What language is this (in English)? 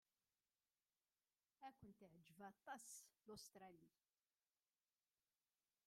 Kabyle